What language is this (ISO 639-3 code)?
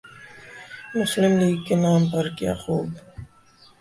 urd